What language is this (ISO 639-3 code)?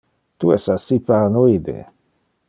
ina